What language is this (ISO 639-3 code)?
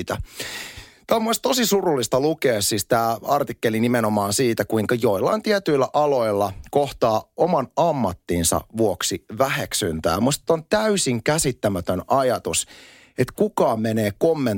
fin